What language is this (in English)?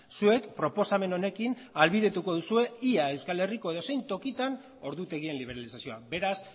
Basque